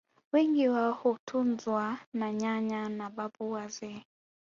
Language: Swahili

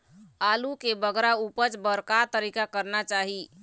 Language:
Chhattisgarhi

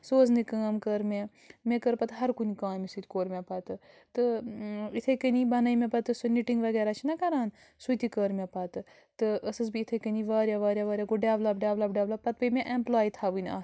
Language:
Kashmiri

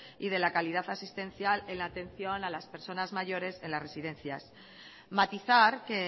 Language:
Spanish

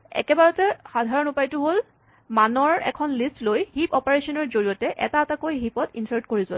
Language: Assamese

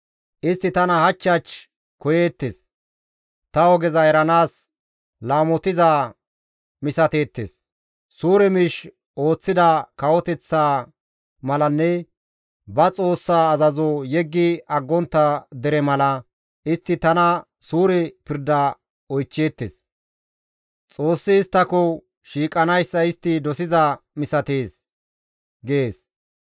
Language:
Gamo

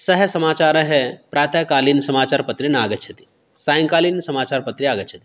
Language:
Sanskrit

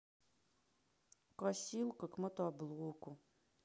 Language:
Russian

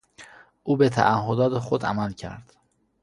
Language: Persian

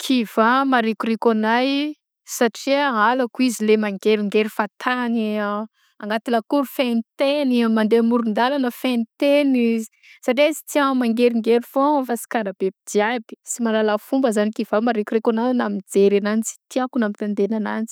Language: Southern Betsimisaraka Malagasy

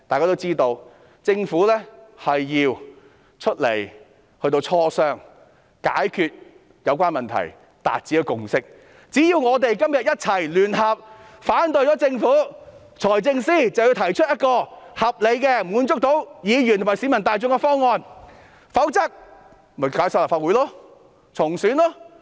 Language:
Cantonese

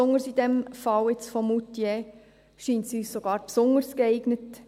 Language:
Swiss German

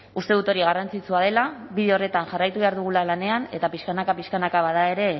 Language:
Basque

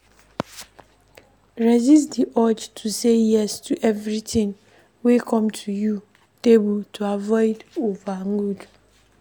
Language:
Nigerian Pidgin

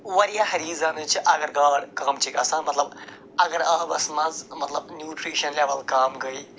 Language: Kashmiri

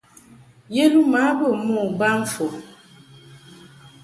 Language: Mungaka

